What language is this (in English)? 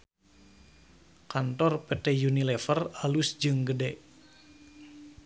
Sundanese